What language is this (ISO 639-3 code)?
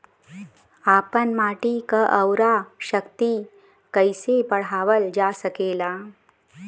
bho